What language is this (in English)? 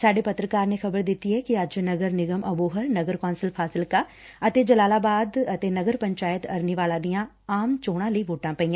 Punjabi